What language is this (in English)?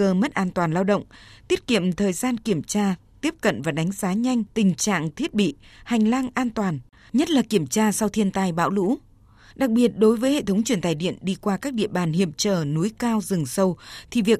Vietnamese